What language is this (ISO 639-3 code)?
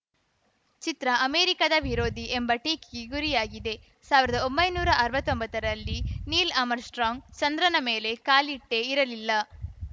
kan